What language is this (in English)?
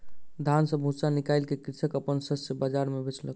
Maithili